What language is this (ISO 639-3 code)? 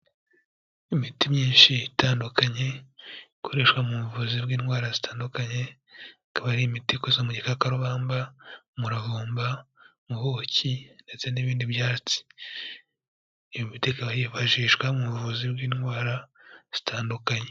kin